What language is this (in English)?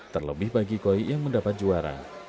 Indonesian